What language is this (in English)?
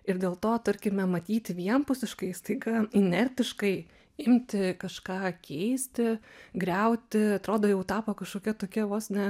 Lithuanian